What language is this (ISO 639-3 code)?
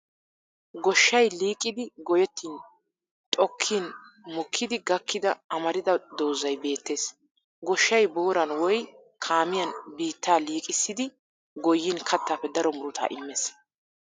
wal